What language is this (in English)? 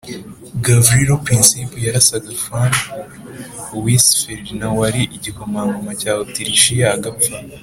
Kinyarwanda